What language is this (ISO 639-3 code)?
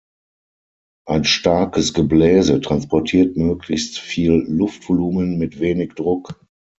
deu